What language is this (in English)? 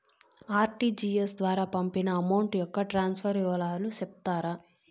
Telugu